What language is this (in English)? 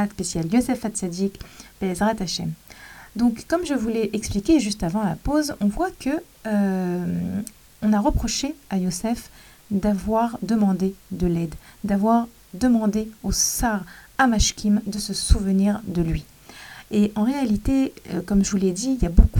French